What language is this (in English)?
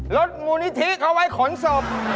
Thai